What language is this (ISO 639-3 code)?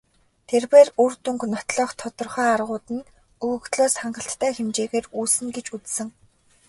mon